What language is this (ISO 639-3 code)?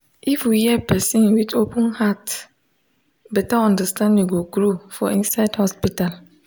pcm